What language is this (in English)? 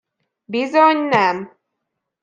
Hungarian